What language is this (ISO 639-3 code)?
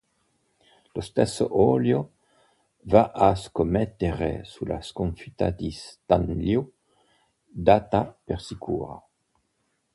ita